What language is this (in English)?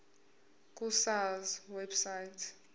Zulu